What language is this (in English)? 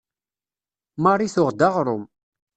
Kabyle